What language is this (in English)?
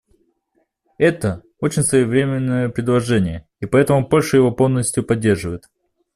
Russian